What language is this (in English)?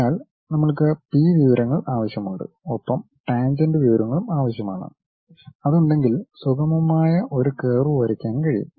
Malayalam